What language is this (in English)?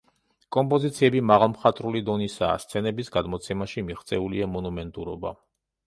Georgian